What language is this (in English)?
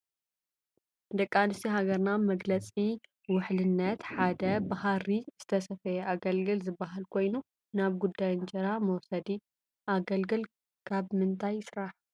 Tigrinya